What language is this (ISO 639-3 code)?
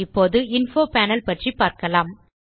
tam